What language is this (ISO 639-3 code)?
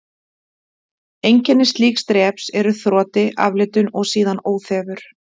isl